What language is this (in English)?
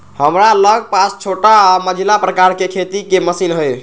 Magahi